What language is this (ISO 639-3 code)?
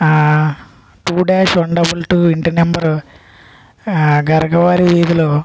tel